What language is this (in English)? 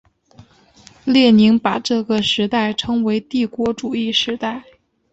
Chinese